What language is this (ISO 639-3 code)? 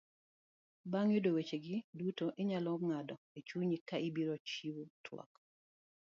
luo